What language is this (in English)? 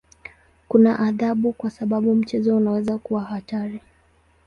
Swahili